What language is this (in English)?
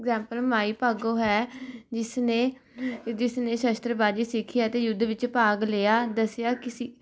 Punjabi